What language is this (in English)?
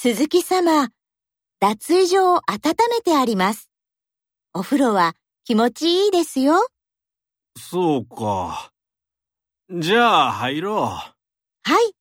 Japanese